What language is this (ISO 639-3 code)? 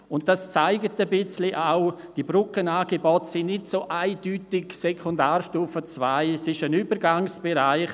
gsw